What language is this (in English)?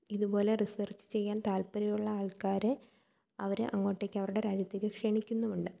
Malayalam